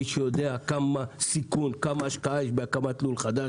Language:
Hebrew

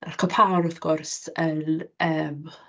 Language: Welsh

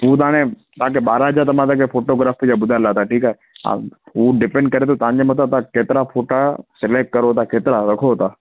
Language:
Sindhi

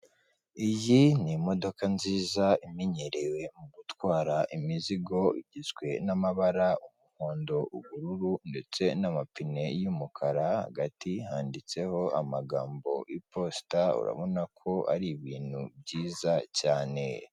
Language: Kinyarwanda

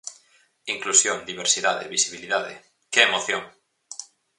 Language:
Galician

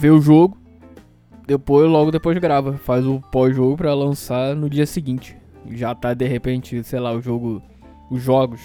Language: Portuguese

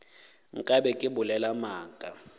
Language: Northern Sotho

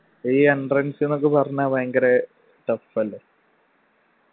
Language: Malayalam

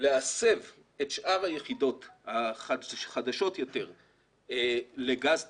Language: Hebrew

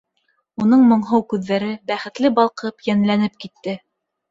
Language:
Bashkir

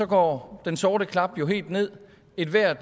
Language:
Danish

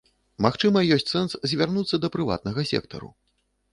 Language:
Belarusian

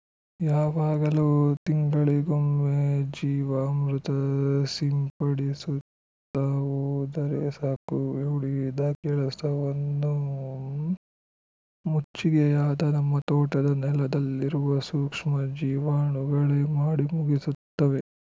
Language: Kannada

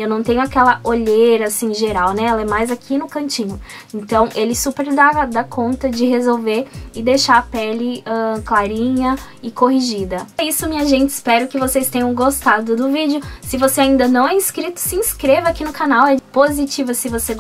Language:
Portuguese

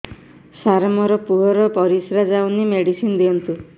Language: Odia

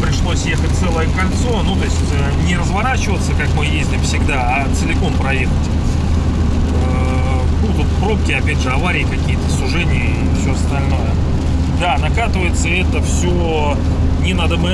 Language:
Russian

